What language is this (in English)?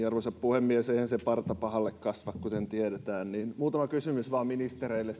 Finnish